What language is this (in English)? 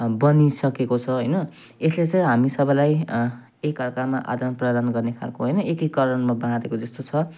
Nepali